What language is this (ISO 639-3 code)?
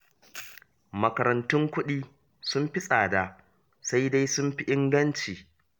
hau